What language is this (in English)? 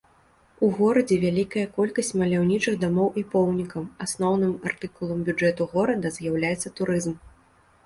Belarusian